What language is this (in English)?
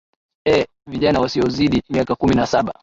Swahili